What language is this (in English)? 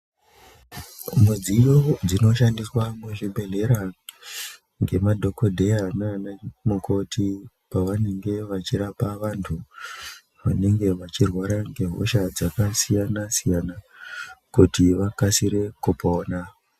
Ndau